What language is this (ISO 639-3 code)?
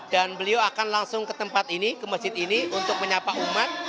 ind